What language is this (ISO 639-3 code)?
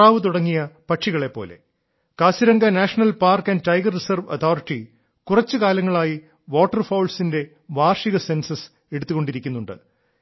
mal